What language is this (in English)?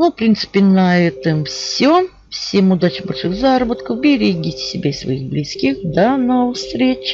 Russian